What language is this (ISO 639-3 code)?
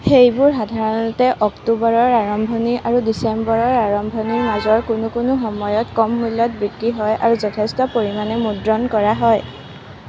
asm